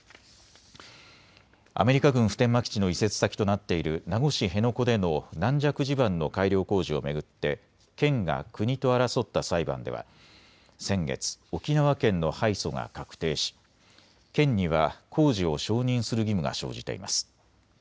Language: Japanese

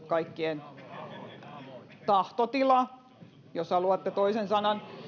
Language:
Finnish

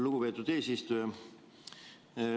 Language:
Estonian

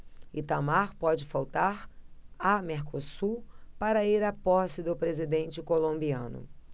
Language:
Portuguese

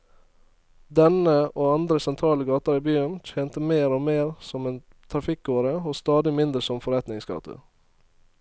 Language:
Norwegian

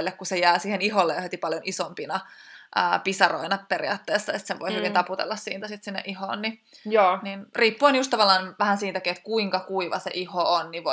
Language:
Finnish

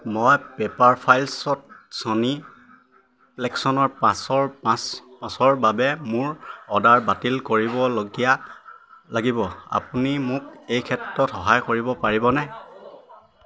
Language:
Assamese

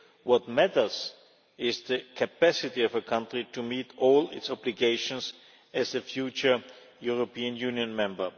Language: English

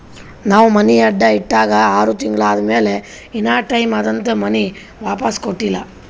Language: Kannada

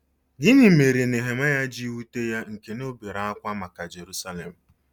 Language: Igbo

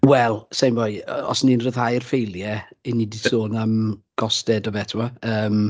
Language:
Welsh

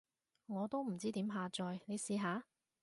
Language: Cantonese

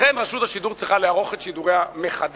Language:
Hebrew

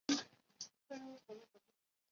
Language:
Chinese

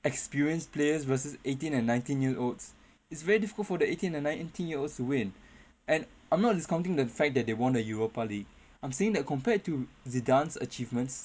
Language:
English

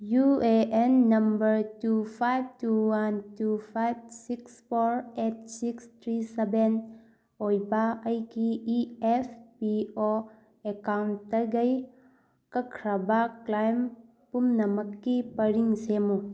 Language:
Manipuri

